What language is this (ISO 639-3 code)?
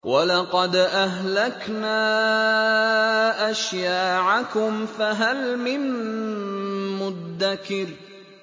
ara